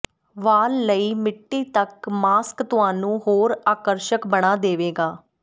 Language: Punjabi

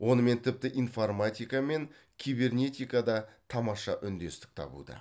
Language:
Kazakh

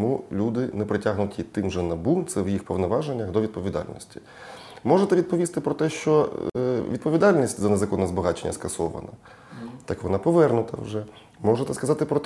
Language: Ukrainian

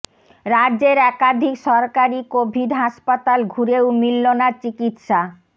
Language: Bangla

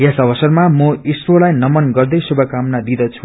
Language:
Nepali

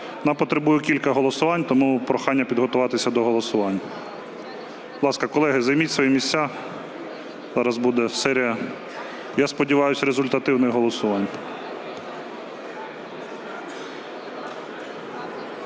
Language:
Ukrainian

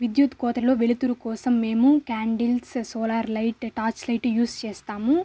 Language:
Telugu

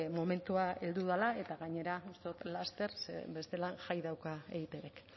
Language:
Basque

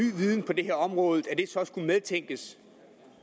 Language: Danish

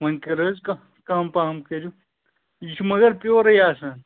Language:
Kashmiri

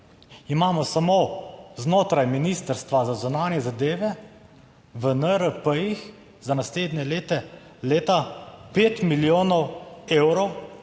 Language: Slovenian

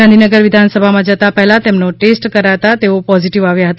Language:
Gujarati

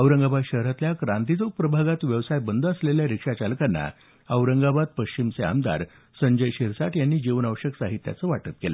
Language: Marathi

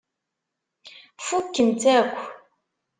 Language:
Kabyle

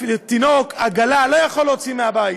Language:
Hebrew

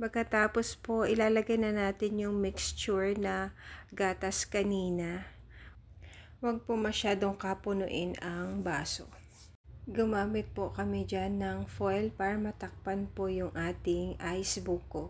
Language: Filipino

